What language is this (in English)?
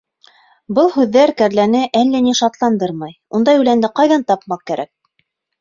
Bashkir